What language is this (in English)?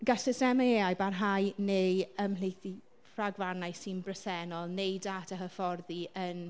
Welsh